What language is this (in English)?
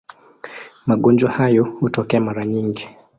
Swahili